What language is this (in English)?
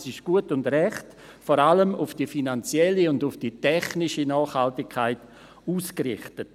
Swiss German